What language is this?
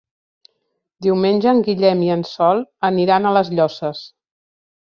Catalan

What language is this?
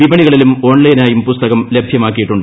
Malayalam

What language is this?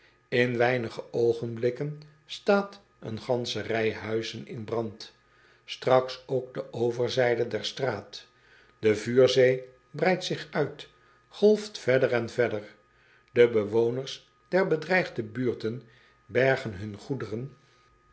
Dutch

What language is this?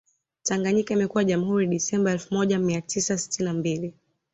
Swahili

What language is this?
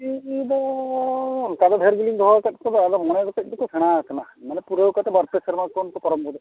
Santali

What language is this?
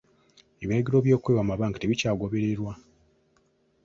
Ganda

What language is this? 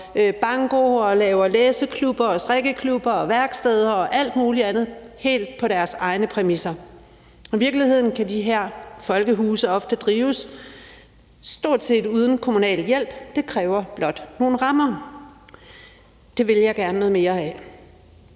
Danish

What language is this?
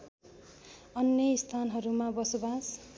Nepali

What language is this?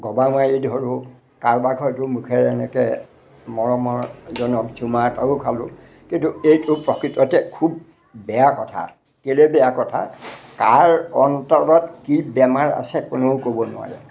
Assamese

